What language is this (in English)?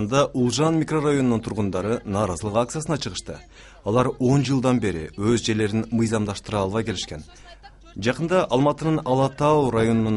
Turkish